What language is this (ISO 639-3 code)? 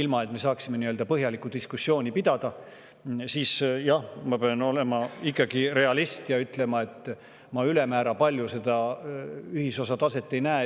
est